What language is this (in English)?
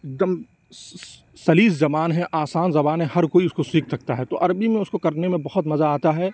Urdu